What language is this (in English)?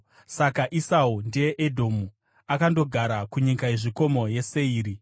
Shona